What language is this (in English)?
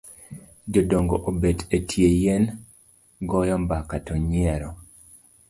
Luo (Kenya and Tanzania)